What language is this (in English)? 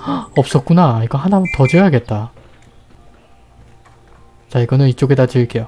Korean